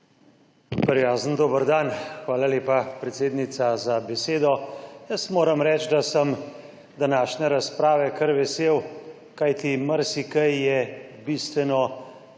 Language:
Slovenian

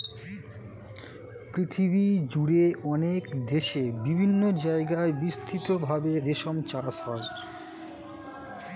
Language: Bangla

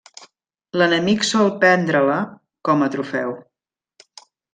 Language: Catalan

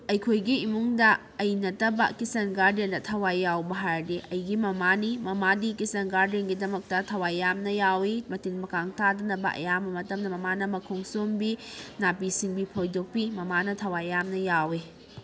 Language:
Manipuri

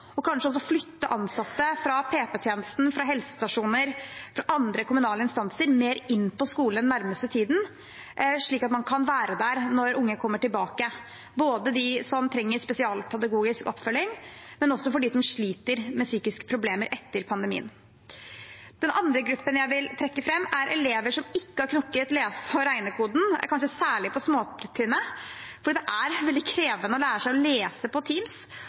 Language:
Norwegian Bokmål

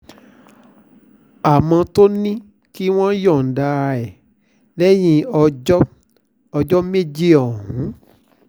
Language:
Yoruba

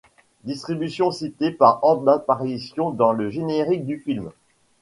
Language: French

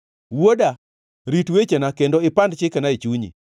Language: Luo (Kenya and Tanzania)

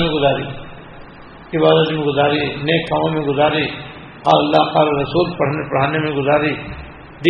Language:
Urdu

